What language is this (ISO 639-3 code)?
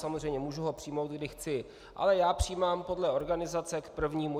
ces